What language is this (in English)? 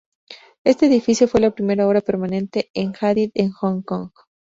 Spanish